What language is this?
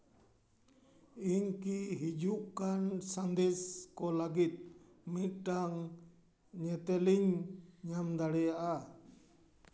Santali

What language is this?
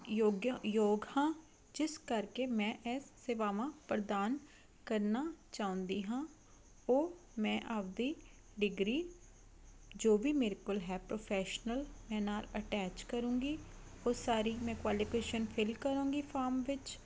Punjabi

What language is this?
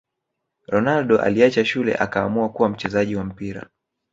Swahili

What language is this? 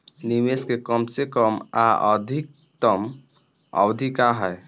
Bhojpuri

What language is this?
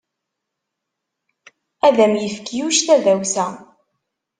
Kabyle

